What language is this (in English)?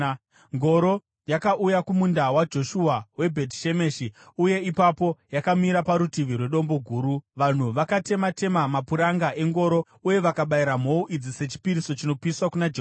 Shona